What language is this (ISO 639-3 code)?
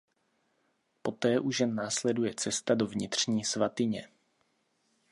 ces